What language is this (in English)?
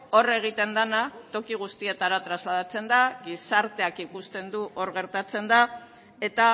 Basque